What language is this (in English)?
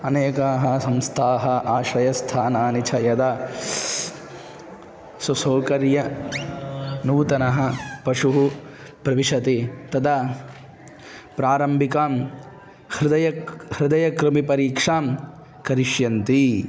Sanskrit